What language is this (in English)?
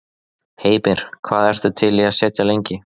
Icelandic